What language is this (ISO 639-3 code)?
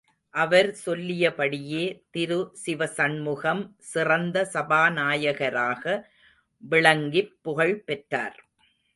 tam